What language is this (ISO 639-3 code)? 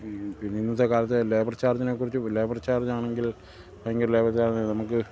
mal